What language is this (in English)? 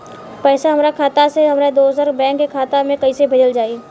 Bhojpuri